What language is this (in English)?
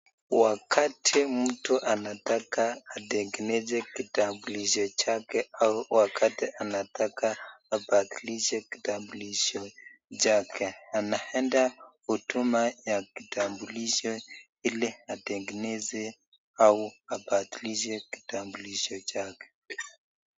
Swahili